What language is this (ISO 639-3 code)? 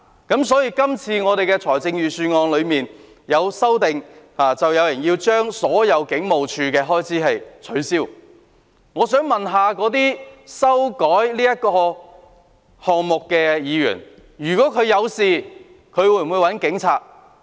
yue